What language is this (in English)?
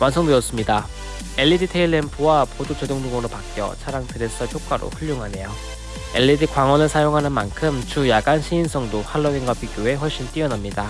Korean